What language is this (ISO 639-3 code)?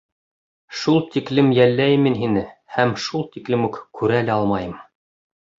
bak